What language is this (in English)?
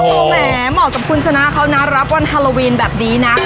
Thai